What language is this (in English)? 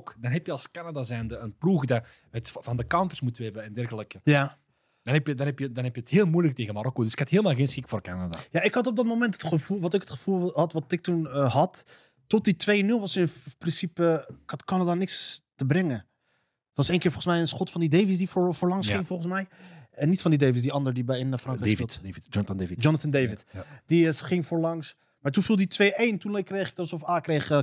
Dutch